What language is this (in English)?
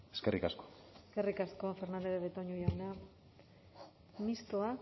Basque